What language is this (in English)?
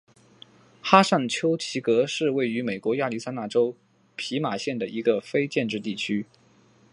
Chinese